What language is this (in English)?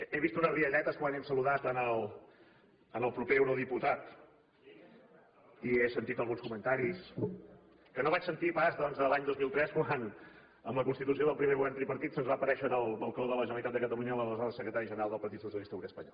Catalan